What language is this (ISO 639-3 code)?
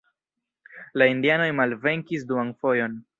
epo